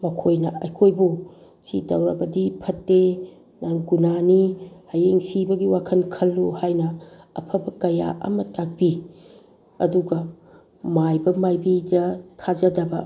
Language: Manipuri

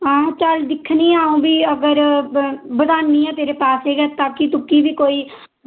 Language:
Dogri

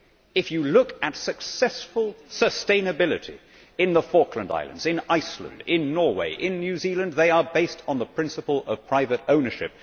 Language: English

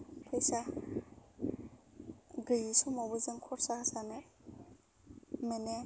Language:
Bodo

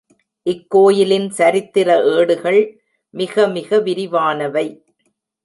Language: Tamil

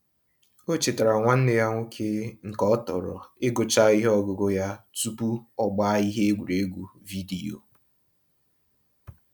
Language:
Igbo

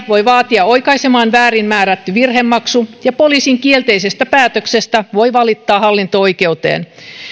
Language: Finnish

